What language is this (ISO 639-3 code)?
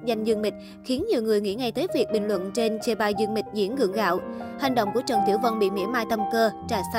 vie